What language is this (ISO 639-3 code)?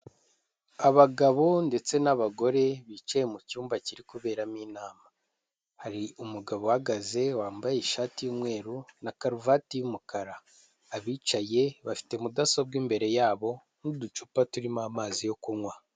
kin